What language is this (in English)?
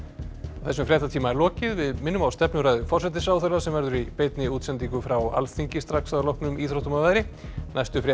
Icelandic